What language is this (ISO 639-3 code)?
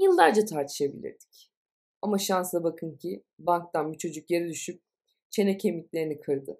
tur